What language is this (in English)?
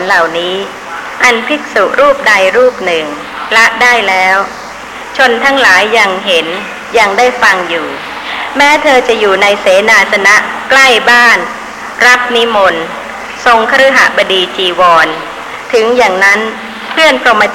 Thai